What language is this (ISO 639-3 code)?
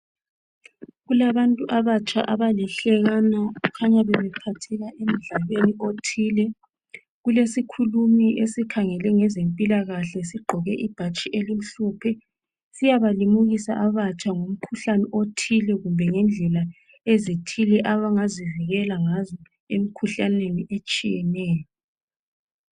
nde